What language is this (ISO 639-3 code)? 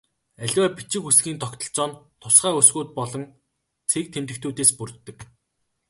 mon